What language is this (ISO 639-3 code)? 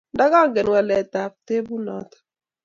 kln